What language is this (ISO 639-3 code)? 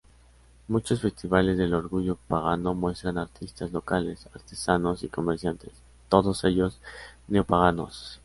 spa